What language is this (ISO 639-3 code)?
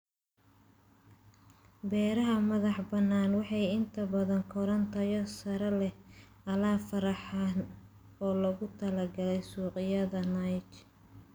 som